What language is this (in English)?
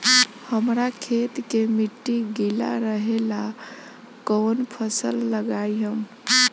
Bhojpuri